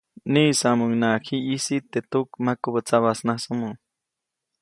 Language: Copainalá Zoque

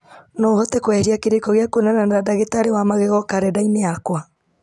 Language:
Kikuyu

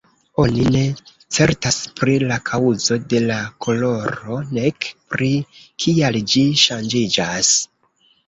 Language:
Esperanto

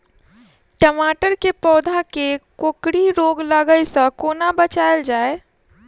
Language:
Maithili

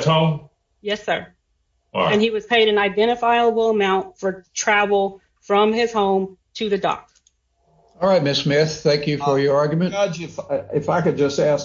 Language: English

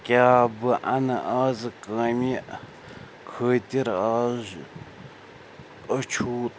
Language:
Kashmiri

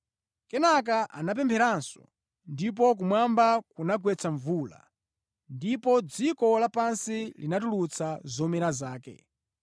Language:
Nyanja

